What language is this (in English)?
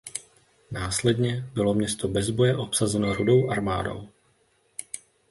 Czech